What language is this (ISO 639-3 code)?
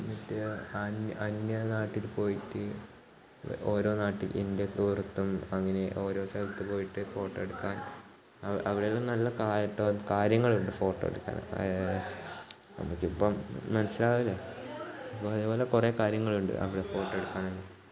mal